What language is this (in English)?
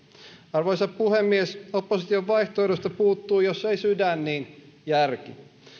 Finnish